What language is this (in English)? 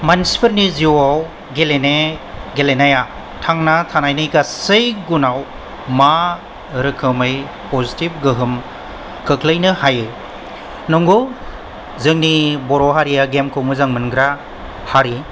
Bodo